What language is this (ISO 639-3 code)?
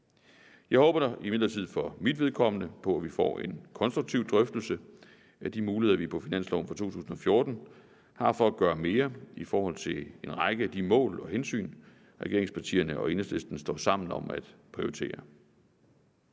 dan